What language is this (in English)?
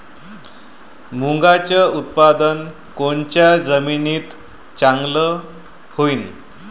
Marathi